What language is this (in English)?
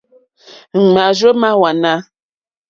Mokpwe